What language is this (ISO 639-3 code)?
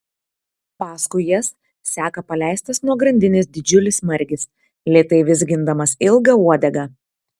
lit